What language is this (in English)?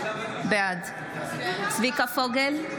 Hebrew